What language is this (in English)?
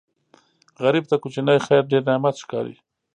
Pashto